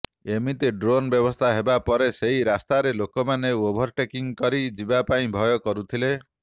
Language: Odia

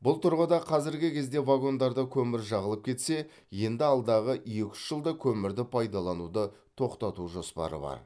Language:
Kazakh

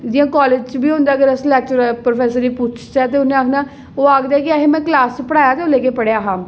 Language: Dogri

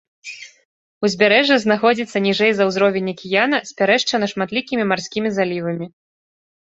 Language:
Belarusian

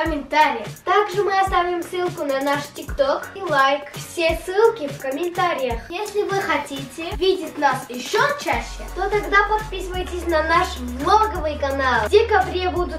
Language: Russian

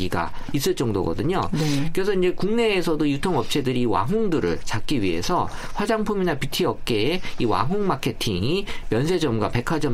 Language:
Korean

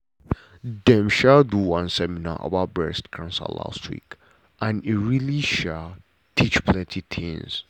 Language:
Nigerian Pidgin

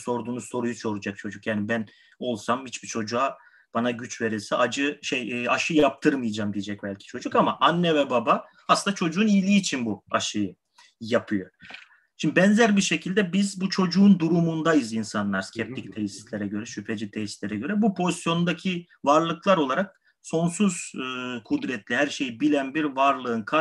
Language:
Turkish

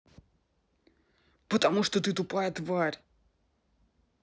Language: Russian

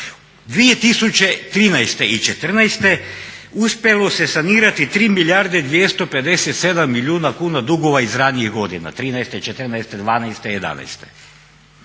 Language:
Croatian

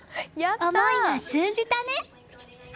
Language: Japanese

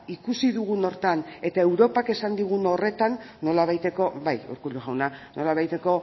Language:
Basque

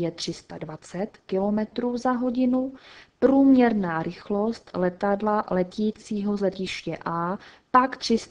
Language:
Czech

